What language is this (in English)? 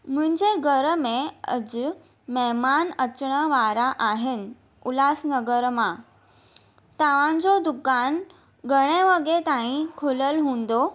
Sindhi